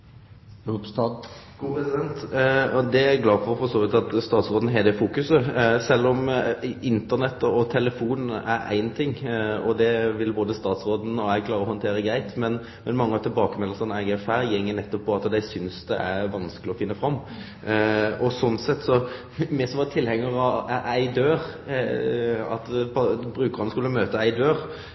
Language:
Norwegian Nynorsk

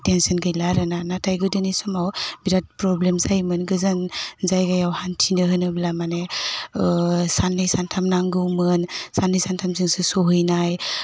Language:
Bodo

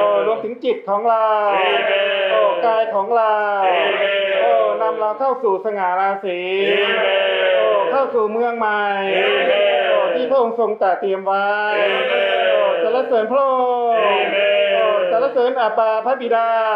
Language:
Thai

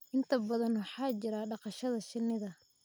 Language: Somali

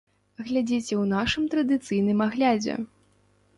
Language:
Belarusian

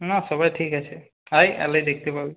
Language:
Bangla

